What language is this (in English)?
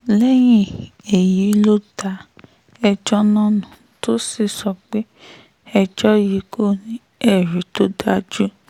Yoruba